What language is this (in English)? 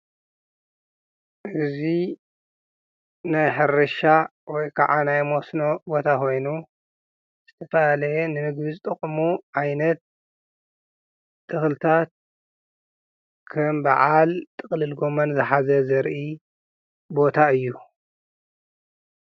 Tigrinya